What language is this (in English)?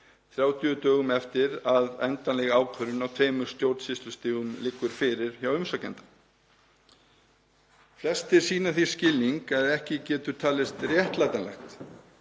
Icelandic